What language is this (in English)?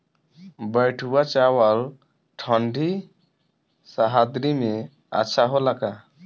Bhojpuri